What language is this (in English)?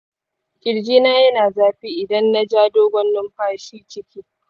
Hausa